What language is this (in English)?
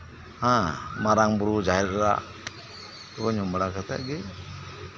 Santali